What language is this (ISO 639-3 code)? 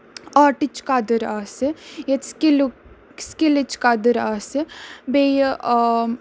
kas